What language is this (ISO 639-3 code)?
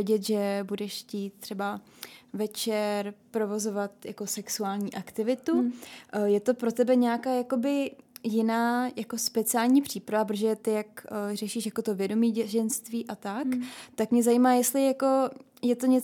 ces